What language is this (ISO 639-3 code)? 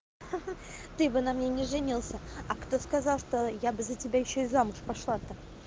rus